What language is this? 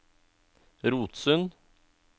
Norwegian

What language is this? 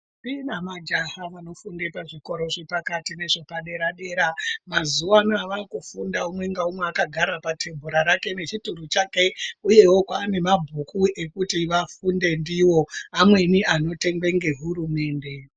Ndau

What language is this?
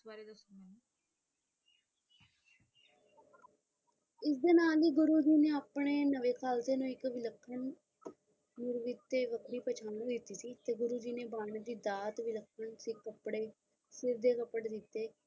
Punjabi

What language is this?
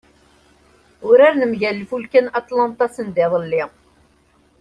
Kabyle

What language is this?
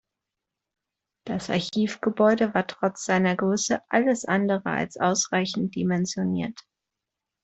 German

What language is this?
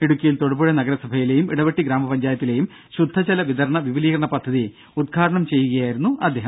Malayalam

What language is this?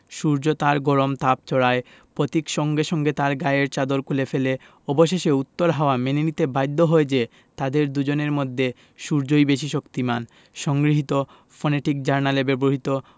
Bangla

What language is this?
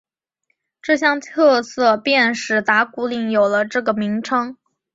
Chinese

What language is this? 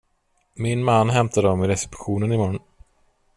Swedish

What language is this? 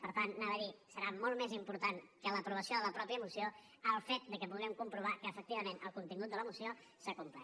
Catalan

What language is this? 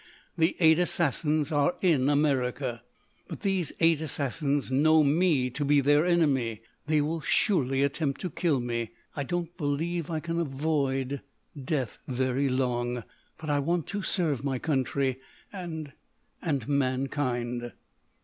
English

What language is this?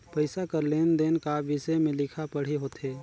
Chhattisgarhi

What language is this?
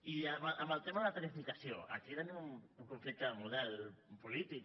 Catalan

